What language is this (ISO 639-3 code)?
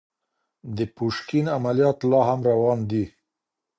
pus